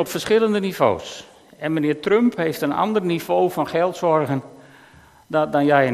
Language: Dutch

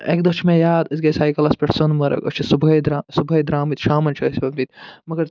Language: Kashmiri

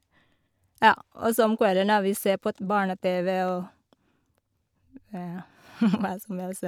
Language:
Norwegian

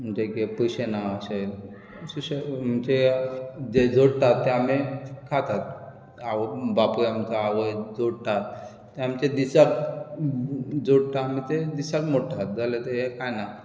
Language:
Konkani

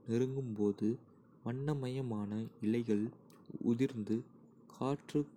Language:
Kota (India)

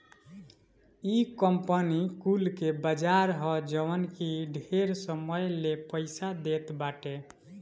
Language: Bhojpuri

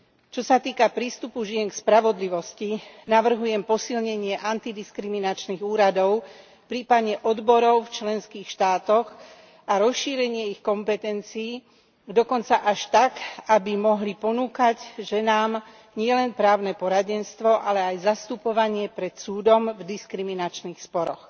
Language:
Slovak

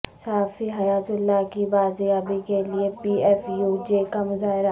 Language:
Urdu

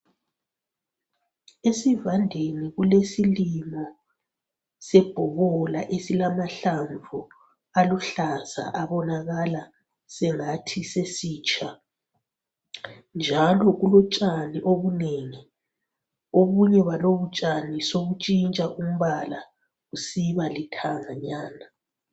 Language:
North Ndebele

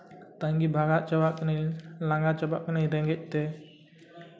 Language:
Santali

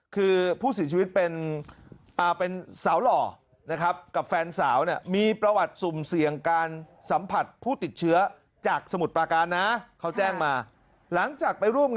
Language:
Thai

